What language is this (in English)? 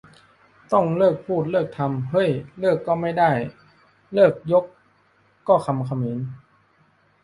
Thai